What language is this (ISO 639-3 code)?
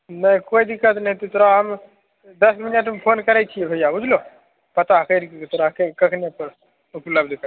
mai